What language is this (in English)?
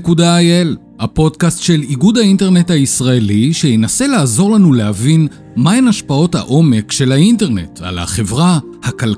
Hebrew